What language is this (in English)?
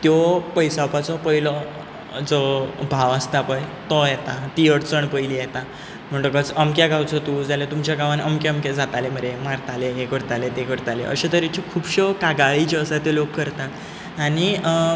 Konkani